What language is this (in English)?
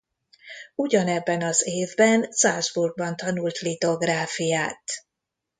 Hungarian